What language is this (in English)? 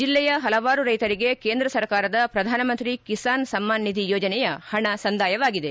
Kannada